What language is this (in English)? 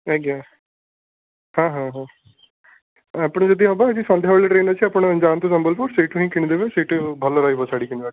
Odia